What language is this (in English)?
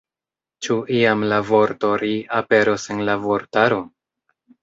Esperanto